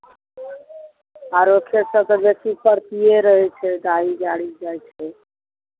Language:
Maithili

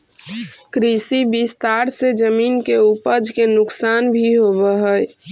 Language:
Magahi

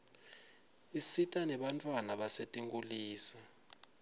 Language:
Swati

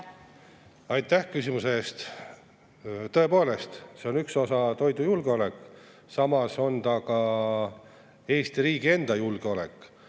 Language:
Estonian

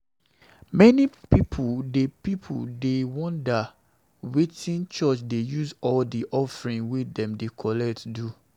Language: Nigerian Pidgin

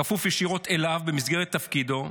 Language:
Hebrew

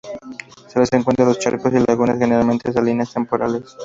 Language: Spanish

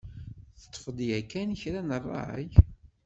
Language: Kabyle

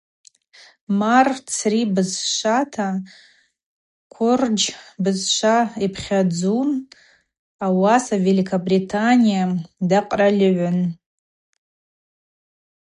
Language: Abaza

